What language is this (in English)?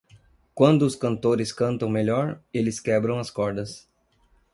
Portuguese